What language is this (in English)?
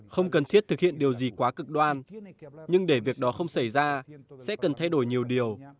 Vietnamese